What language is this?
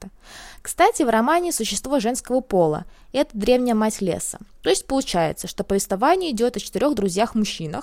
Russian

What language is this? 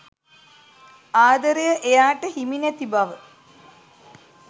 Sinhala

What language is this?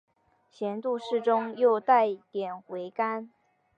Chinese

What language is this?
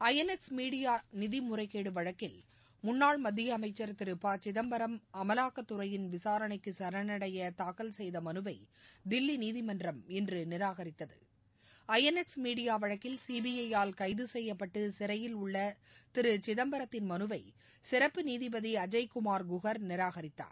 Tamil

